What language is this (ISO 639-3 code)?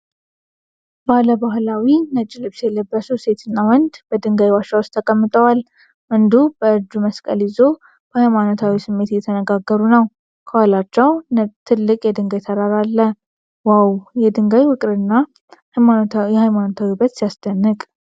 amh